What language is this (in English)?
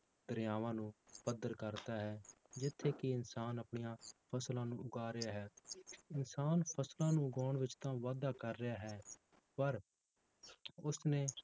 Punjabi